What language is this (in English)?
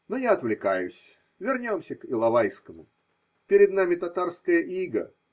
Russian